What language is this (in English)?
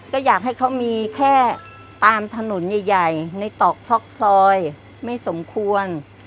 Thai